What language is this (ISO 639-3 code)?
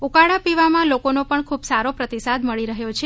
guj